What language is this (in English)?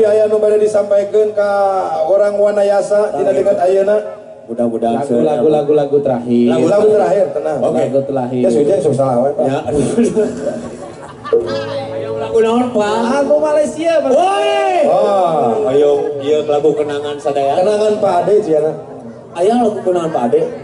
Indonesian